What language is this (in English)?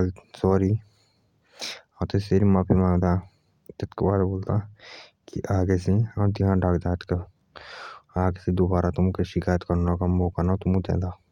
Jaunsari